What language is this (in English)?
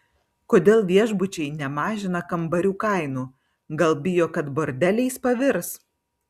Lithuanian